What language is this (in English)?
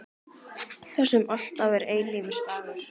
Icelandic